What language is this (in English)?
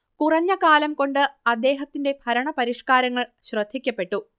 Malayalam